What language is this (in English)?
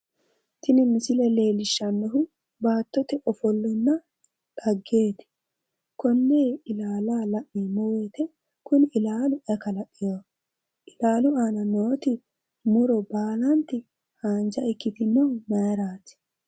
Sidamo